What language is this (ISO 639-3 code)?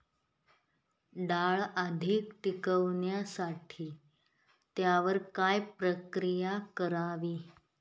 mar